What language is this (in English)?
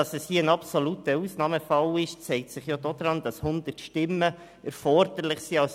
Swiss German